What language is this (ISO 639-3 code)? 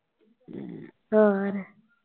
pan